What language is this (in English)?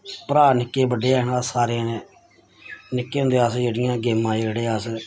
Dogri